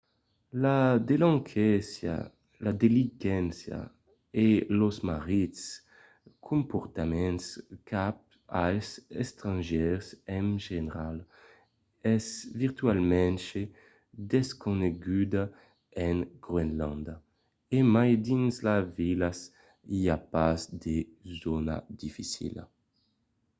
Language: Occitan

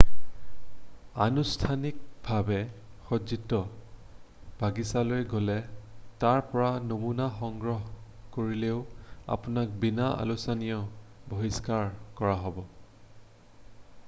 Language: Assamese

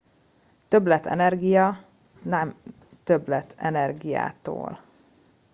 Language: Hungarian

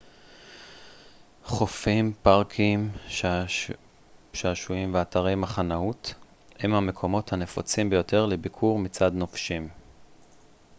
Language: Hebrew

